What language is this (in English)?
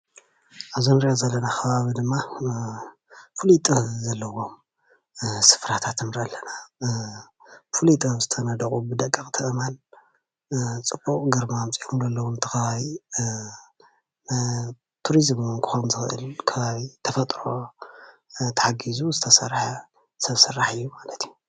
Tigrinya